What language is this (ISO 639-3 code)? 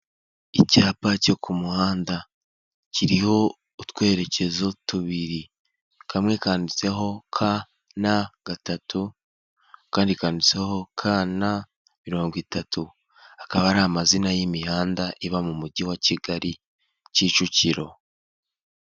kin